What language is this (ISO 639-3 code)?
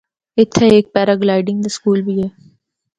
hno